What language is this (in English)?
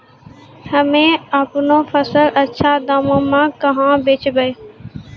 Maithili